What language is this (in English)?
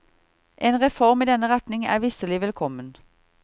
Norwegian